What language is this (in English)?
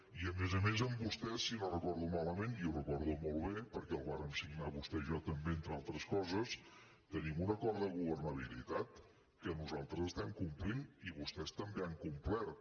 Catalan